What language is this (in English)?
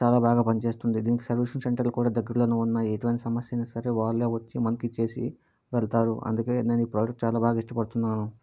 Telugu